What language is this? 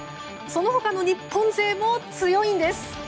Japanese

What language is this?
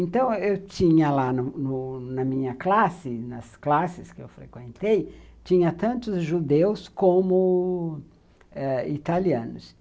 Portuguese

